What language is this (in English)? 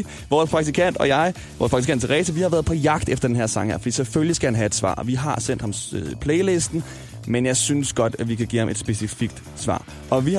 Danish